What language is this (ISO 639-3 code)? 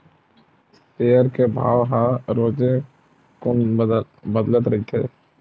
hne